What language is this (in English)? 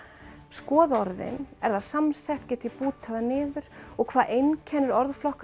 Icelandic